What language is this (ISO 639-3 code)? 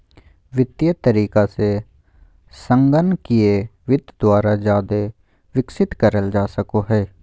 mag